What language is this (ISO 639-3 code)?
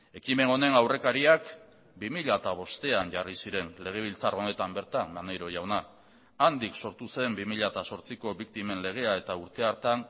eus